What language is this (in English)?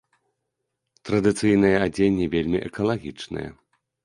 Belarusian